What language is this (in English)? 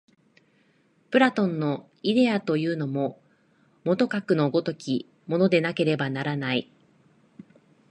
Japanese